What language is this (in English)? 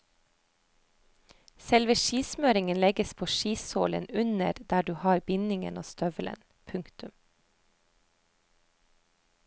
Norwegian